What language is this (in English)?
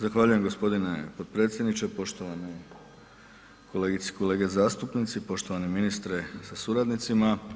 Croatian